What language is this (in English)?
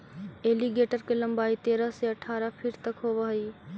Magahi